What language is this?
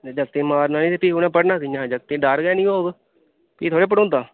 Dogri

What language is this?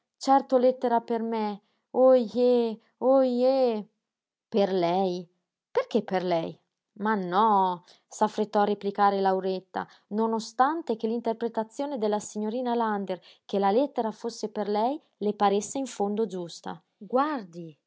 Italian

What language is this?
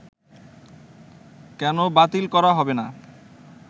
Bangla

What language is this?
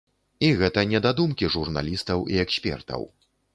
Belarusian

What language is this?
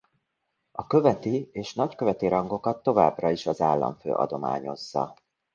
Hungarian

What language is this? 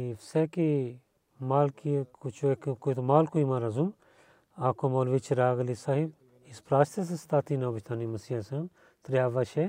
Bulgarian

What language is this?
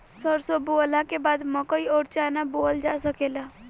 Bhojpuri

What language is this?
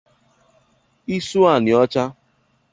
Igbo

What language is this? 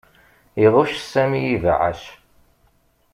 Kabyle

